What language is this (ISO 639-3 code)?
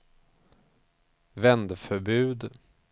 swe